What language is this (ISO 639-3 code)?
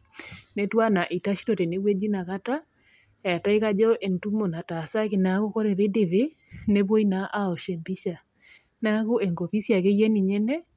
mas